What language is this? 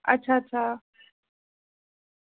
Dogri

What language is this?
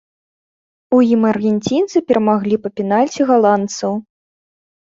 Belarusian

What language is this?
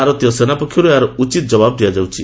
Odia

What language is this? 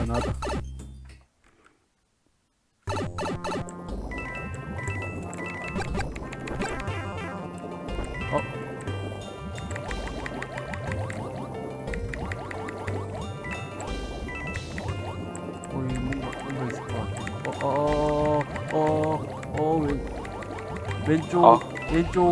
Korean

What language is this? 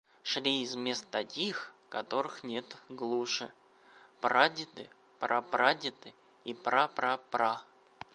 Russian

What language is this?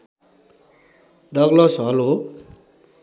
Nepali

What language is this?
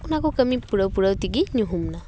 Santali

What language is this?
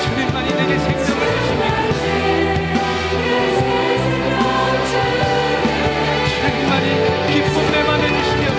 Korean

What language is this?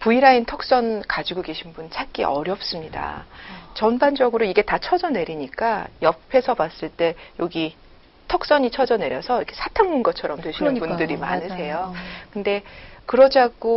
Korean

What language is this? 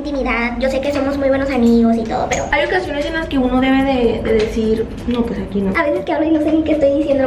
Spanish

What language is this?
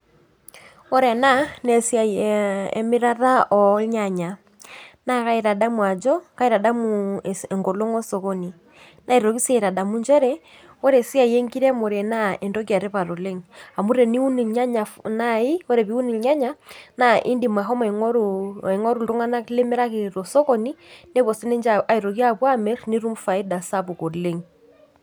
Masai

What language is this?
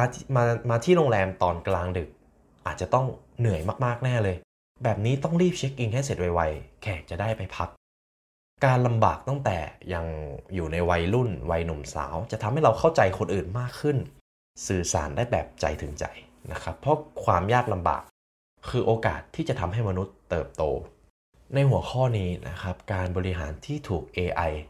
Thai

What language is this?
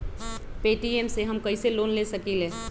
Magahi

